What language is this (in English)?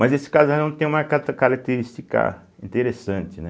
Portuguese